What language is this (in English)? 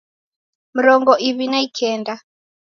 Taita